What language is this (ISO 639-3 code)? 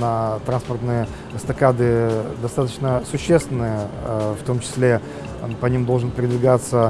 rus